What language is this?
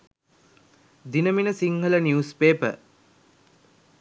Sinhala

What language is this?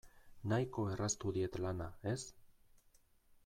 Basque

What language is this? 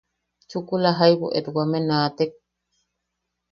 Yaqui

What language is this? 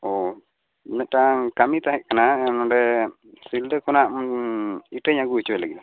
Santali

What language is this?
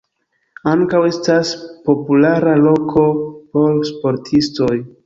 Esperanto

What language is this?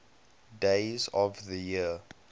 English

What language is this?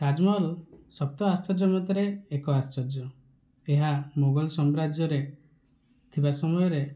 Odia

